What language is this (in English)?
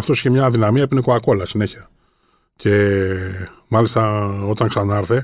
Greek